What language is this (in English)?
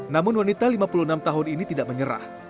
Indonesian